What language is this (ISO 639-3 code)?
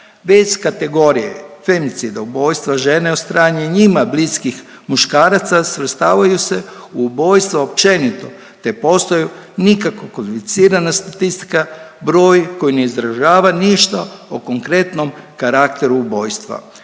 hrv